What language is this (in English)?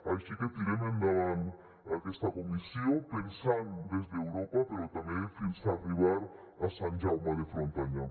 Catalan